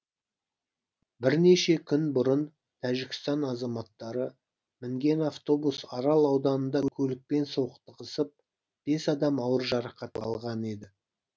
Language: Kazakh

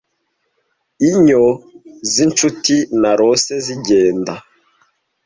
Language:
Kinyarwanda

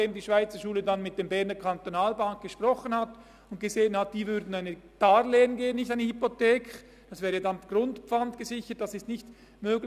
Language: Swiss German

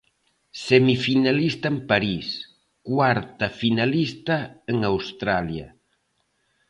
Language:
Galician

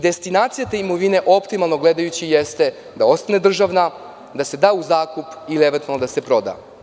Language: Serbian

